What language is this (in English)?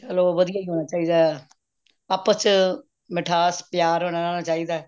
Punjabi